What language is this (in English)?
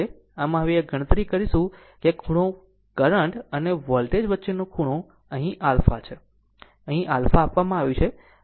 Gujarati